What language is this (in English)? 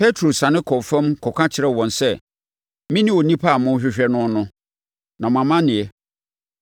Akan